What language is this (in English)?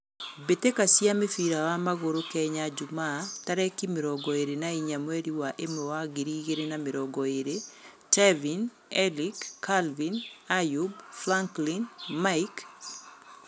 Kikuyu